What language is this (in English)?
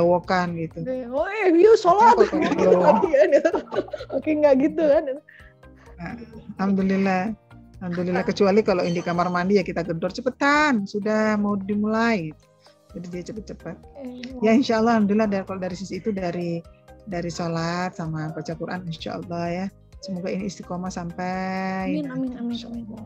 Indonesian